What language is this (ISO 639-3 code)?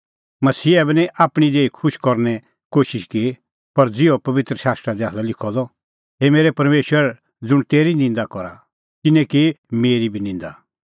kfx